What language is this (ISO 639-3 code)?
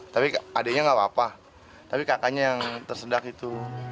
ind